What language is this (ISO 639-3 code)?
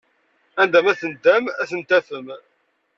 kab